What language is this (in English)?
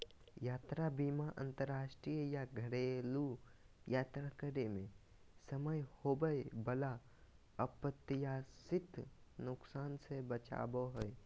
Magahi